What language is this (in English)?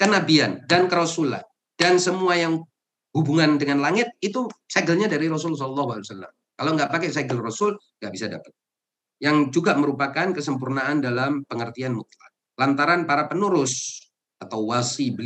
Indonesian